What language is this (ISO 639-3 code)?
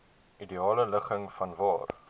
afr